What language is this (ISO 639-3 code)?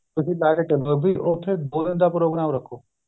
pan